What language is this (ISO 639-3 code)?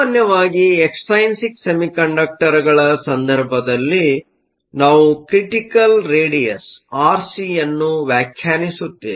kan